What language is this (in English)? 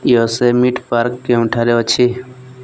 Odia